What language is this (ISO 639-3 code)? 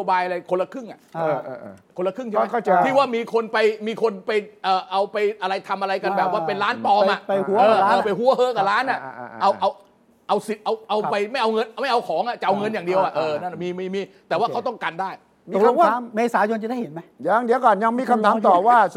tha